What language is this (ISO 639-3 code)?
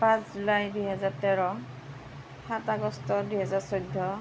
asm